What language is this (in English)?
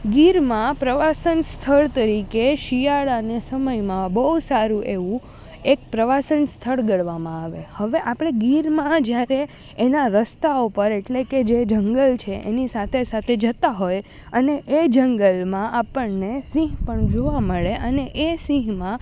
Gujarati